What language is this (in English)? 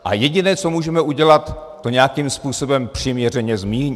Czech